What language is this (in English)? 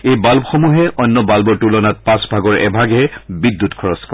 Assamese